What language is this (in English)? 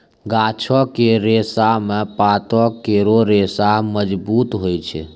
Maithili